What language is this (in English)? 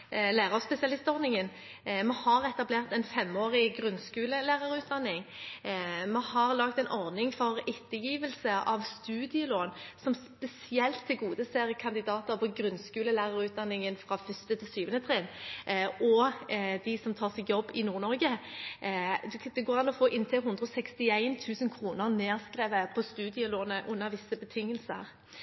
Norwegian Bokmål